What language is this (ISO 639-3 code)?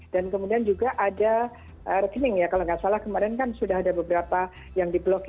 ind